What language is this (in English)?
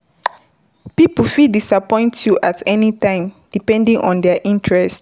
Nigerian Pidgin